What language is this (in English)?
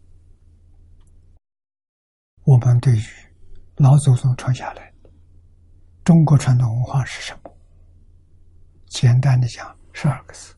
Chinese